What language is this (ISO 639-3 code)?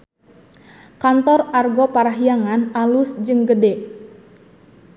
sun